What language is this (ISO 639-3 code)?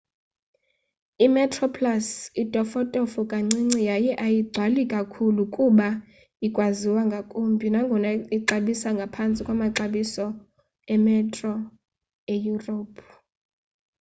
xho